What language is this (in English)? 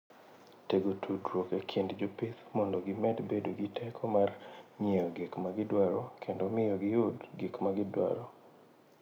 Luo (Kenya and Tanzania)